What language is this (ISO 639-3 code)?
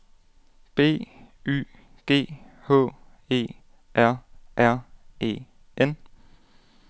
dan